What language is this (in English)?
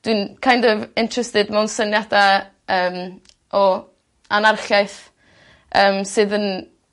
Welsh